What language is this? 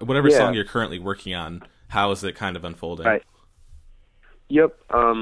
English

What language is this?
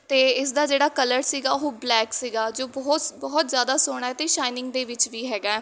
Punjabi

